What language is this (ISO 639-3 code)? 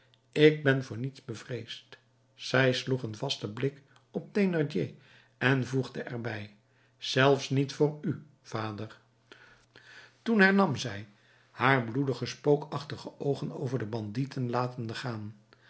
nld